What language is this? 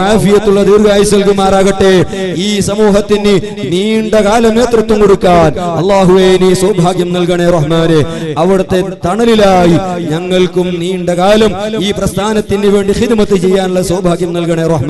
Arabic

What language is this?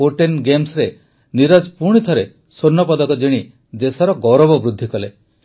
Odia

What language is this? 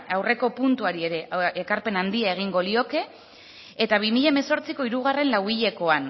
Basque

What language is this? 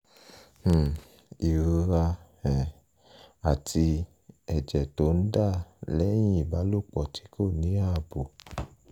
Yoruba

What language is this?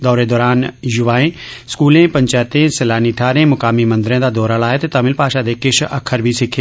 Dogri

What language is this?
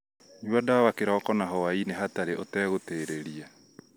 Kikuyu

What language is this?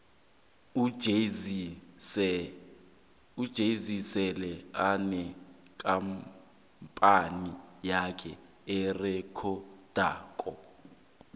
South Ndebele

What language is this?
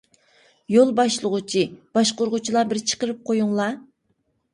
Uyghur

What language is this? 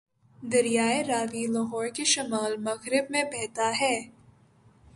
Urdu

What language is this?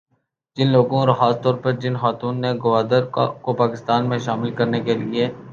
Urdu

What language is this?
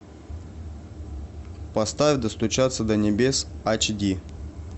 Russian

